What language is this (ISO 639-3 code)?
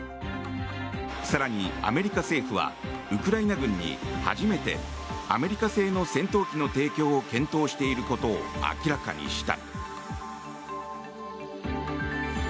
jpn